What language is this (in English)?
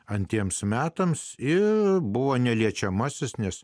Lithuanian